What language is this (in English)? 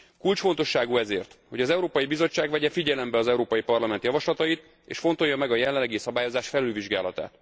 Hungarian